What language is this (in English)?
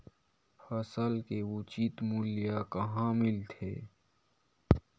Chhattisgarhi